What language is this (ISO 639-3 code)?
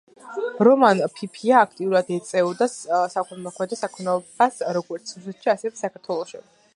kat